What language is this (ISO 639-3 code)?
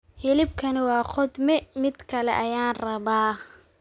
som